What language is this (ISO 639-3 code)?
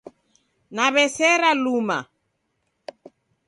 dav